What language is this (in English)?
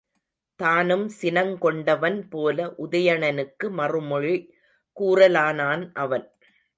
Tamil